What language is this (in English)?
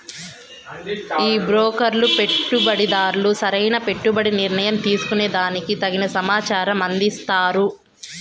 Telugu